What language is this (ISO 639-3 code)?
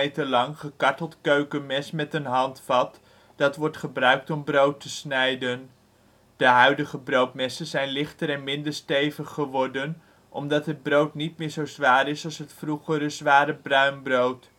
nld